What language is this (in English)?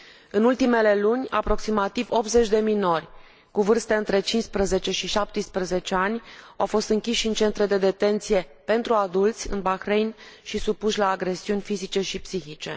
Romanian